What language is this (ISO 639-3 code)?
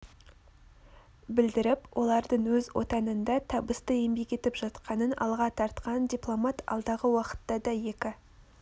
kaz